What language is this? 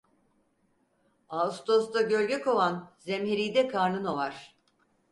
Turkish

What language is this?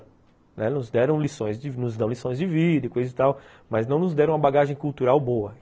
Portuguese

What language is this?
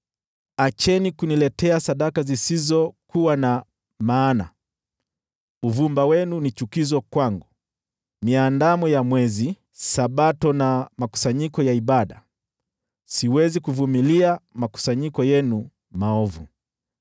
Swahili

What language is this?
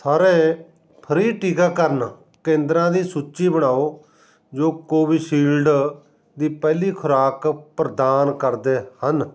Punjabi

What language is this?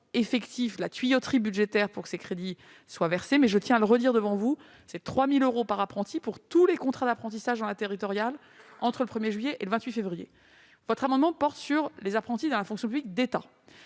French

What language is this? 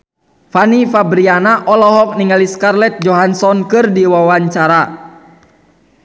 Sundanese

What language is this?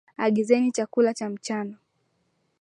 Swahili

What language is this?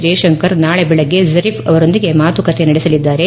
Kannada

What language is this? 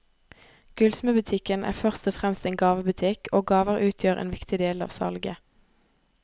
Norwegian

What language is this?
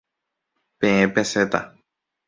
Guarani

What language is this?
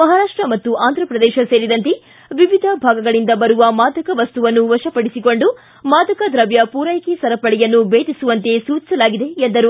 Kannada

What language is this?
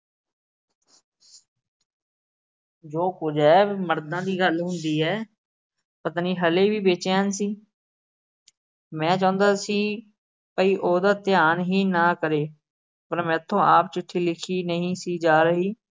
Punjabi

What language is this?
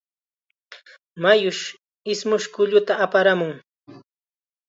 Chiquián Ancash Quechua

